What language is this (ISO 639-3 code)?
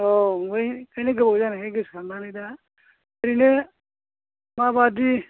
brx